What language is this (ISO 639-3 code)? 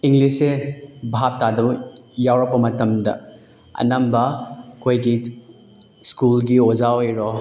mni